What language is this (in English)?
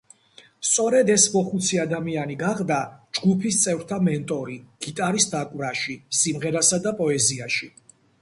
Georgian